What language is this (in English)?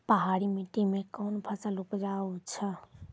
Maithili